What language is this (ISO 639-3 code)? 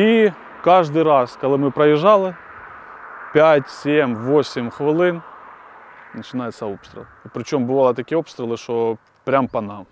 ukr